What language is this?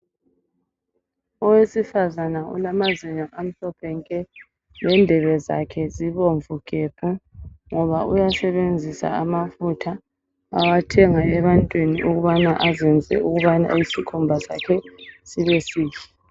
North Ndebele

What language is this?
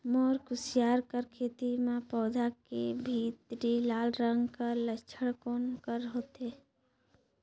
Chhattisgarhi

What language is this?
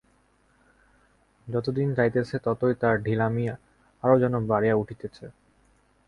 Bangla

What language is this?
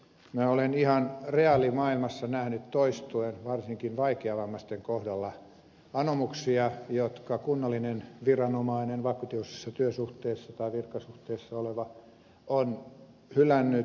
Finnish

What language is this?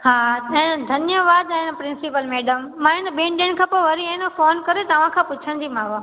Sindhi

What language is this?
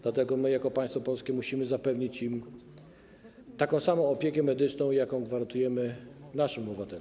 Polish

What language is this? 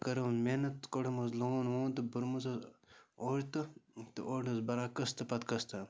Kashmiri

